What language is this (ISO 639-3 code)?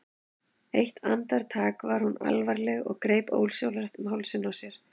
isl